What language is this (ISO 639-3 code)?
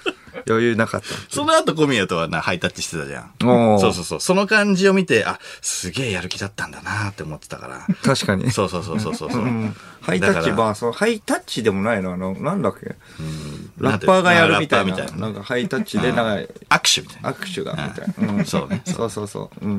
jpn